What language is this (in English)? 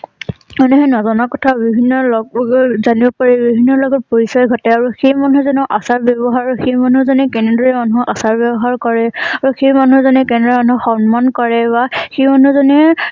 Assamese